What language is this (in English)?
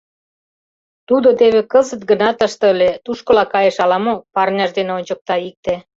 Mari